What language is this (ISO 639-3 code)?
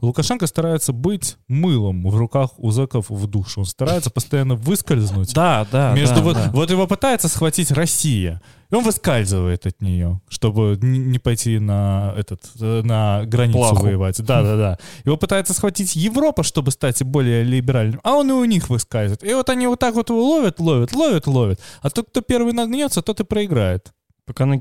rus